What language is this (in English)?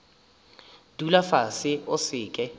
Northern Sotho